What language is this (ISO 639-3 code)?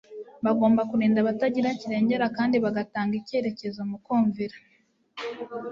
kin